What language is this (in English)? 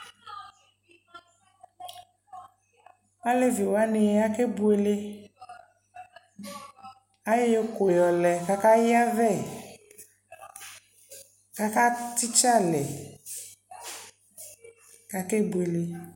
Ikposo